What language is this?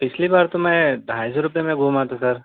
Urdu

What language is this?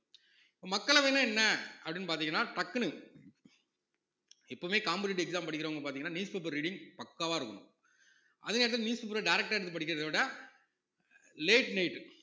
Tamil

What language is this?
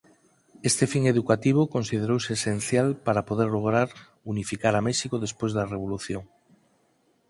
Galician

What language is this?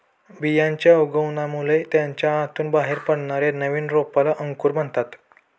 Marathi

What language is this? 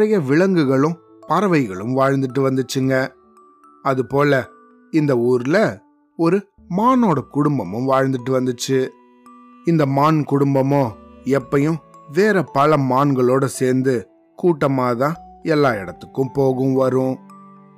Tamil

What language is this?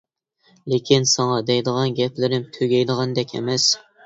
Uyghur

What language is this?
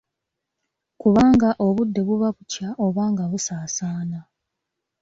Ganda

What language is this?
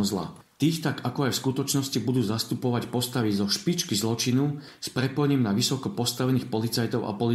Slovak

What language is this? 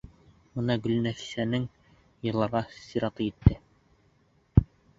Bashkir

